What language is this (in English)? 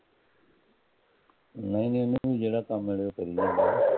Punjabi